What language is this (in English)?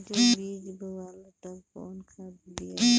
Bhojpuri